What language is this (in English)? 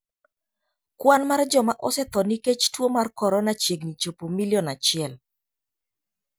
Luo (Kenya and Tanzania)